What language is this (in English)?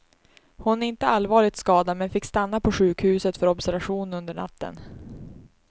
Swedish